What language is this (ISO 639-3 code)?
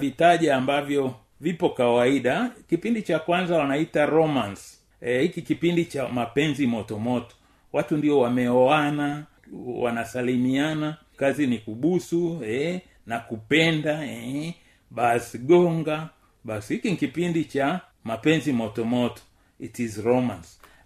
swa